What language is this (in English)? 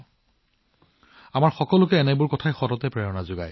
Assamese